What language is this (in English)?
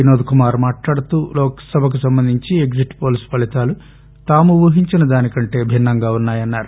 Telugu